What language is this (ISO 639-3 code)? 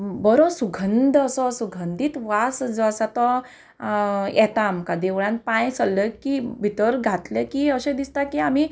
kok